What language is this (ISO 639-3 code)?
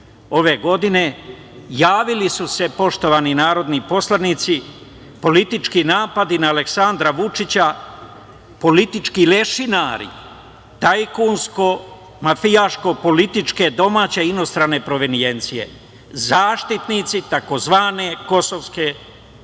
srp